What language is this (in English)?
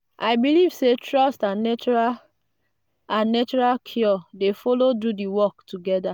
Nigerian Pidgin